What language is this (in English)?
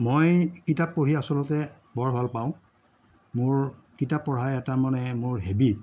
Assamese